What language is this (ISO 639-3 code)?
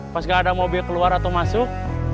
ind